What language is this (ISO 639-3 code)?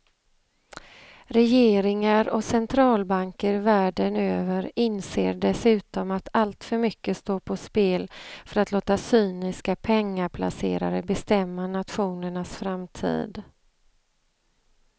swe